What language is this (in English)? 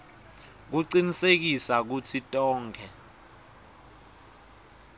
Swati